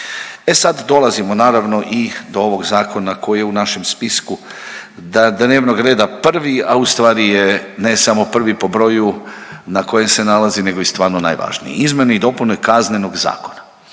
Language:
Croatian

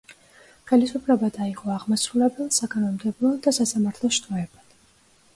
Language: Georgian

